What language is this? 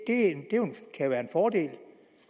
Danish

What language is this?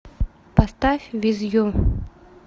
Russian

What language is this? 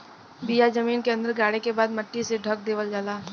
Bhojpuri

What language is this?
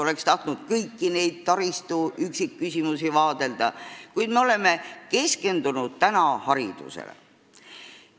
Estonian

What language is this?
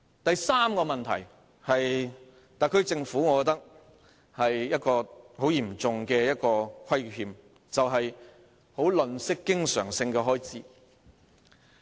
Cantonese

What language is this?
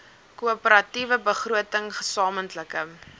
Afrikaans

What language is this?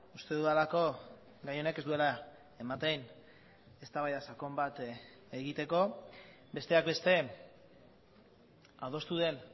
Basque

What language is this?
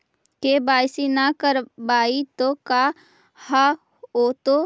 Magahi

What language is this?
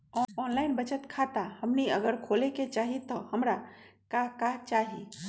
Magahi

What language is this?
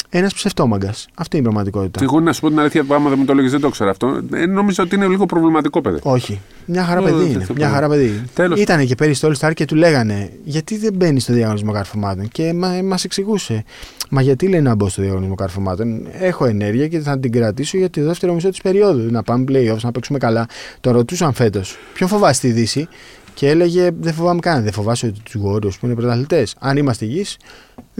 Greek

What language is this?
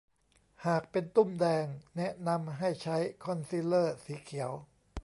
Thai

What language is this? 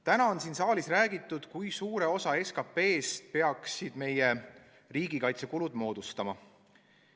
Estonian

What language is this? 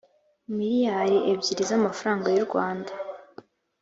Kinyarwanda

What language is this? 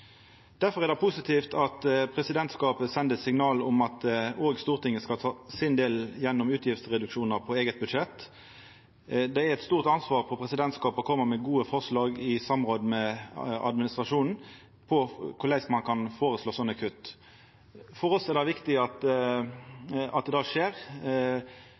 Norwegian Nynorsk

